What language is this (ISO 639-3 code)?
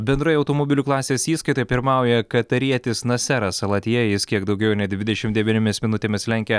lit